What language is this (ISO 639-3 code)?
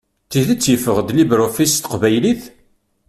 kab